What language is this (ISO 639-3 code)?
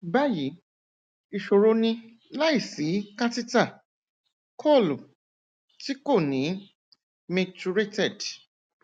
yor